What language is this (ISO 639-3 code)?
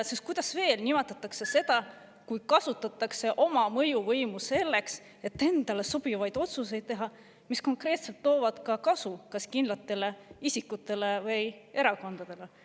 est